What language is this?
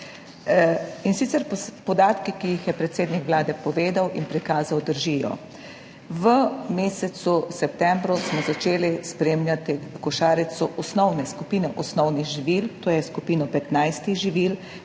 Slovenian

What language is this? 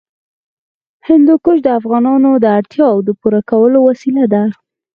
Pashto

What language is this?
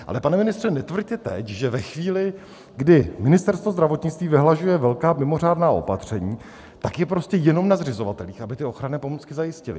Czech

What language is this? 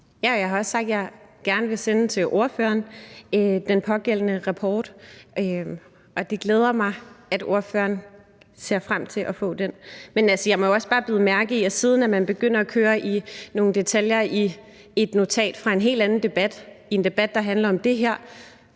Danish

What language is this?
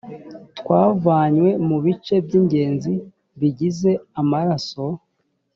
Kinyarwanda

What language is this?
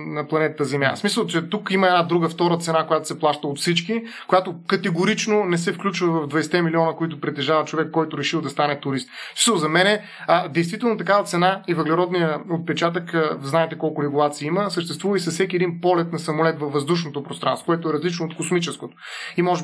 Bulgarian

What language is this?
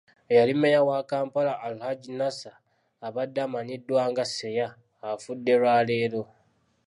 Ganda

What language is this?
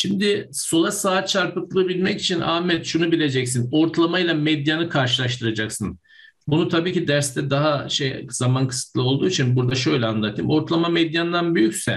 Turkish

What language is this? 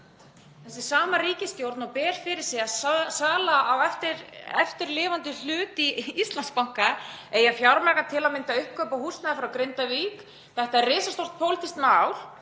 Icelandic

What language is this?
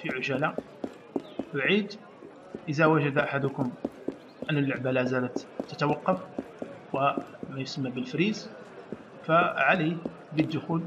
Arabic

